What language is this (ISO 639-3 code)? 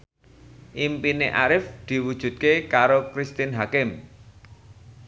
jav